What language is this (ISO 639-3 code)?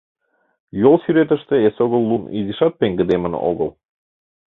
chm